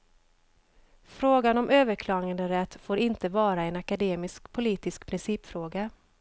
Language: Swedish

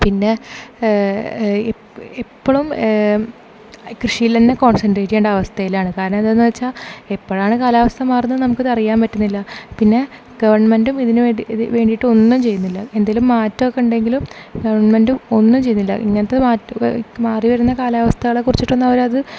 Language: Malayalam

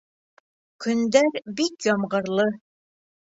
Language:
Bashkir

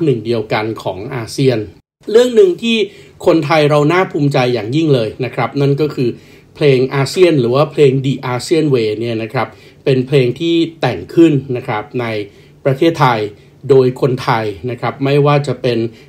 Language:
Thai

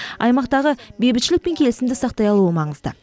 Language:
Kazakh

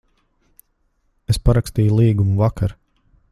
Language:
Latvian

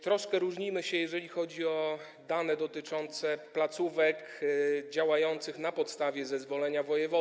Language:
Polish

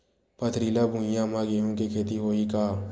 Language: Chhattisgarhi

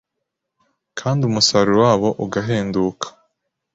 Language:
Kinyarwanda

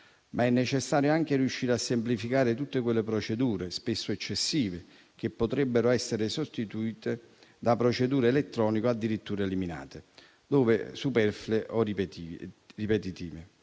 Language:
Italian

